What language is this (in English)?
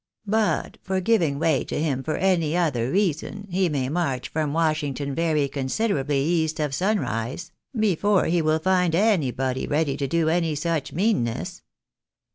English